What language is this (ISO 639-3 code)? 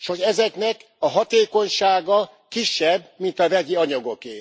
hun